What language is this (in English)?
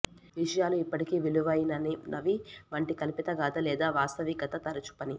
Telugu